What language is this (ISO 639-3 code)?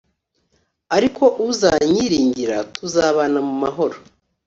kin